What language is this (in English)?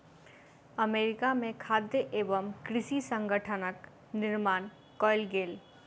Maithili